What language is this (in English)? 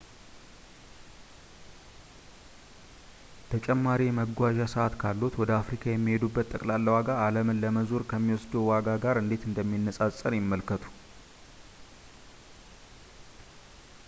Amharic